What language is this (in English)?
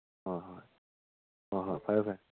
Manipuri